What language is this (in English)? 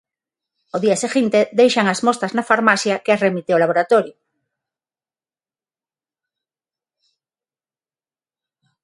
Galician